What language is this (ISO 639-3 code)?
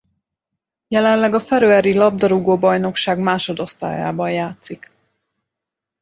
hun